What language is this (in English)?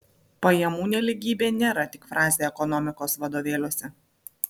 Lithuanian